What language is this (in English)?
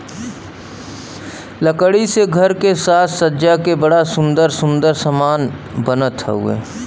Bhojpuri